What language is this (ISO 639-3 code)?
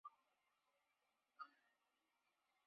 zho